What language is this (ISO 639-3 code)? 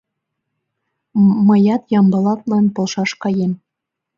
chm